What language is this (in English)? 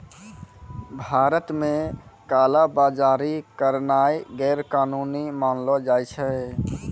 Maithili